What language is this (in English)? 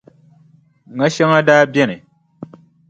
Dagbani